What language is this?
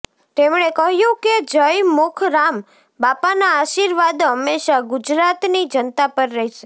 Gujarati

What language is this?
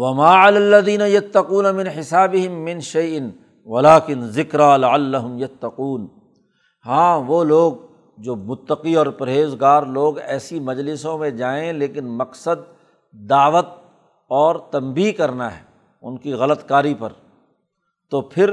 Urdu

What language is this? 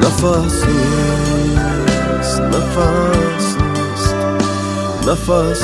Persian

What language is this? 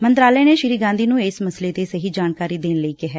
Punjabi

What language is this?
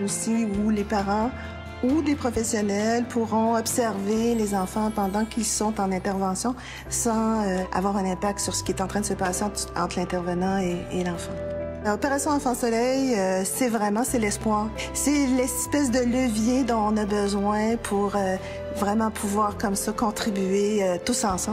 French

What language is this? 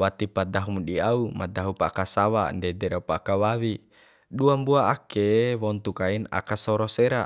Bima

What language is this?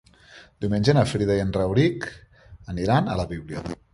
Catalan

